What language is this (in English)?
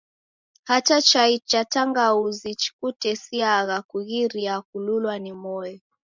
Taita